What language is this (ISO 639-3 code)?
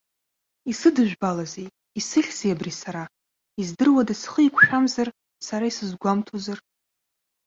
abk